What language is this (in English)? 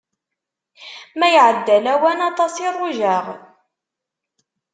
Kabyle